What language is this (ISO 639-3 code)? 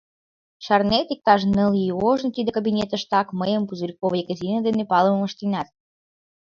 chm